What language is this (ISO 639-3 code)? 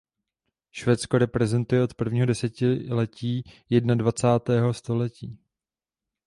ces